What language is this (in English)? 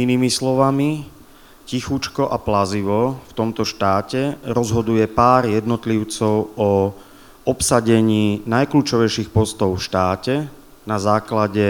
Slovak